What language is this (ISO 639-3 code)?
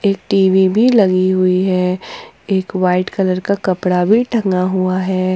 hin